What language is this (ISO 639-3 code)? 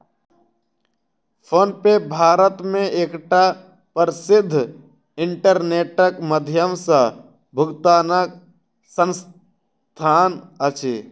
mai